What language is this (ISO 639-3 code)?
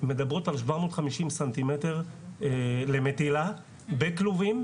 heb